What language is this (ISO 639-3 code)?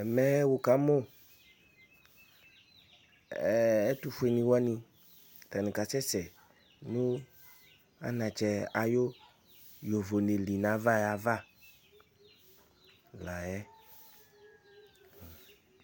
kpo